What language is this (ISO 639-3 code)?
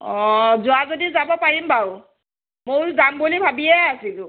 asm